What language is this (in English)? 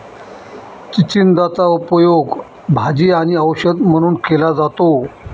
Marathi